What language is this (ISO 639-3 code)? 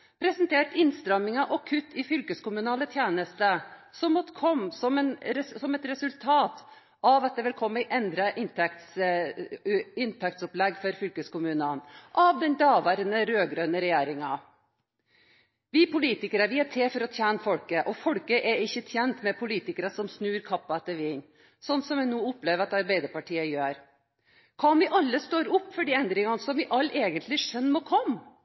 nob